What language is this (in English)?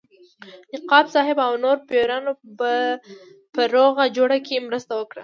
Pashto